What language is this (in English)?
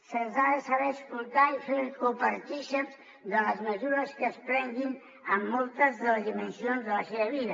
Catalan